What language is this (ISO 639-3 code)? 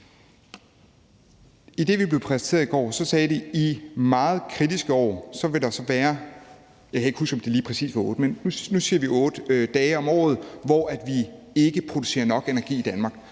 dan